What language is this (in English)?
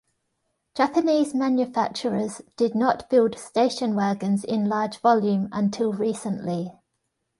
English